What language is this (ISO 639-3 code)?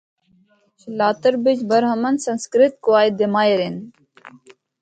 hno